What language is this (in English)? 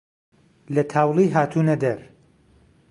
Central Kurdish